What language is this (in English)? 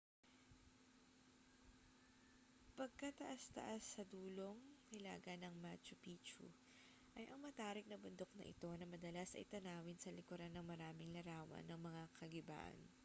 Filipino